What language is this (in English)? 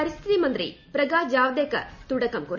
Malayalam